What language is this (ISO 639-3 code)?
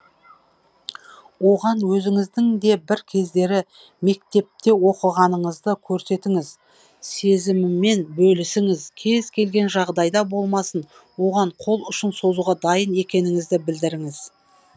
kaz